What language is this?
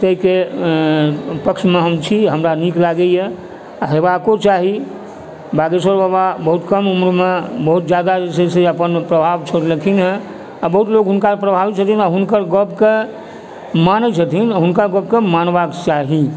Maithili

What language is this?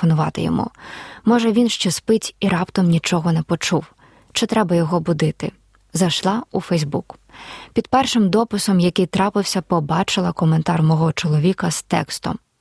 Ukrainian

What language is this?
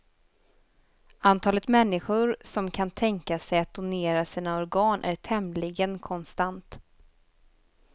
Swedish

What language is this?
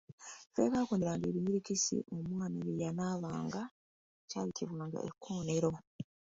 Ganda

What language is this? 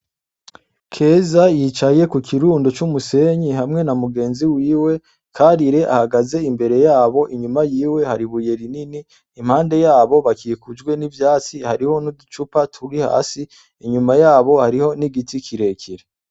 Rundi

